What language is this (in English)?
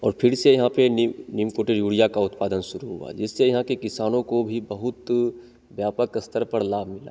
Hindi